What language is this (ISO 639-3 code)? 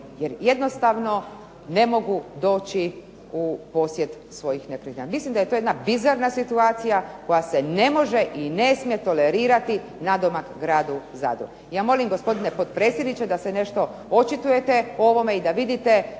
hrv